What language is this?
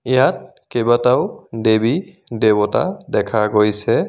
Assamese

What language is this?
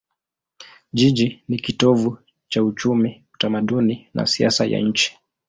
Swahili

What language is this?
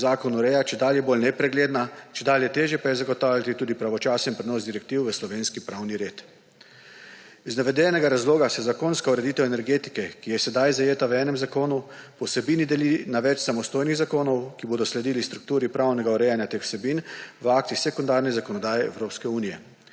Slovenian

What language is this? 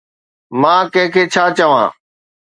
Sindhi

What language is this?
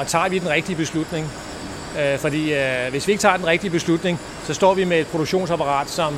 Danish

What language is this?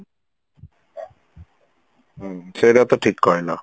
Odia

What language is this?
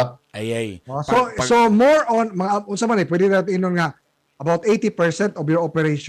Filipino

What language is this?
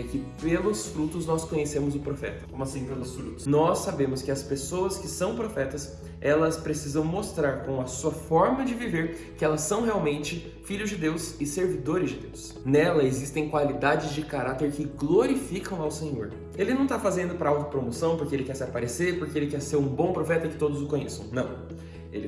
Portuguese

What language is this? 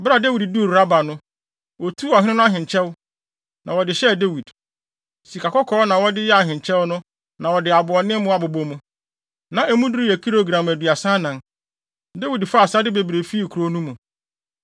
Akan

